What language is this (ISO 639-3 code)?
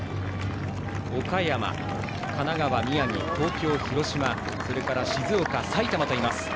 jpn